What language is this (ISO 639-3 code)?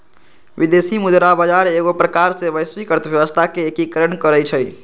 mag